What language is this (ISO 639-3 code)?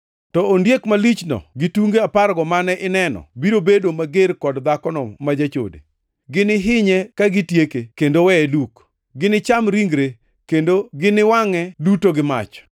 luo